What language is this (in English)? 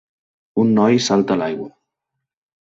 Catalan